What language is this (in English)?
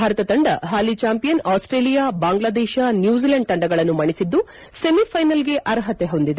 Kannada